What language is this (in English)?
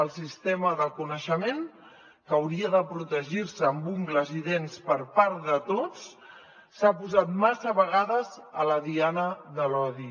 Catalan